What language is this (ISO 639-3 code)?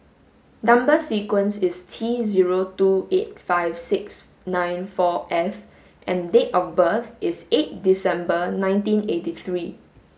eng